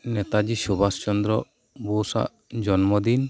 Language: Santali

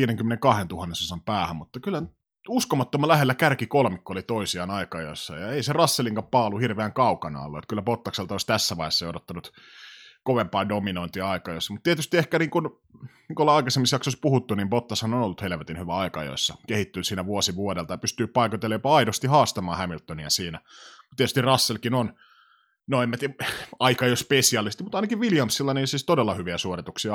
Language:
Finnish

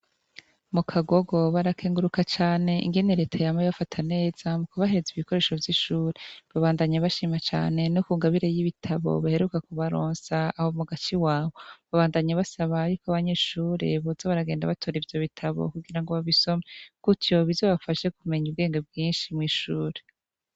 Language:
Rundi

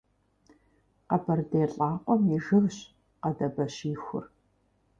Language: Kabardian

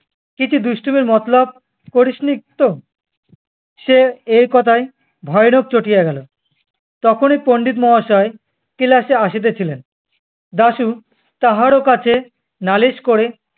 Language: Bangla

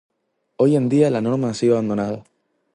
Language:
Spanish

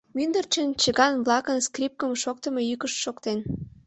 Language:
Mari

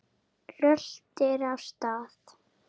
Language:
Icelandic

